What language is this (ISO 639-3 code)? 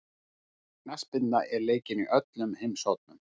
isl